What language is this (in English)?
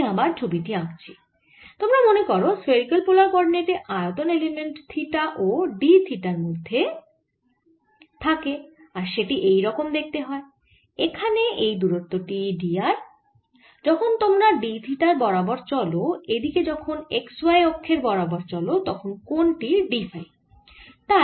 Bangla